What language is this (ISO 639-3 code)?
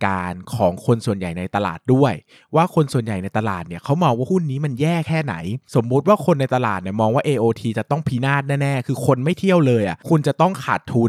tha